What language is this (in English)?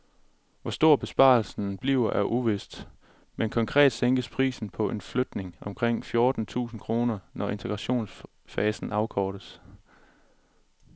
Danish